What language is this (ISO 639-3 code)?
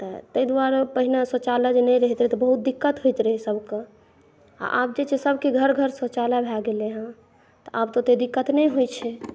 mai